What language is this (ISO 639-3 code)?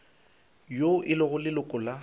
nso